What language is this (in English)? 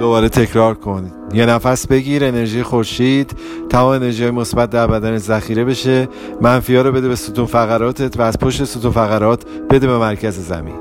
Persian